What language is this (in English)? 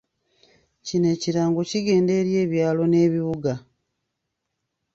Ganda